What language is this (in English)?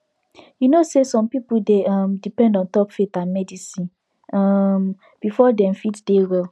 Nigerian Pidgin